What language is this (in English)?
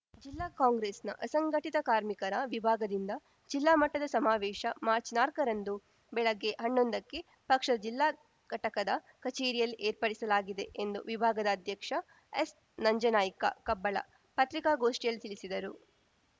Kannada